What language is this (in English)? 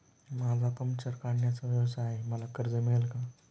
Marathi